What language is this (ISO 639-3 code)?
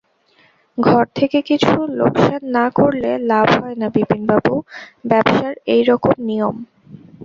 ben